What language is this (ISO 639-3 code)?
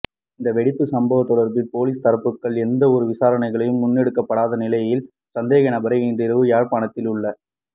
tam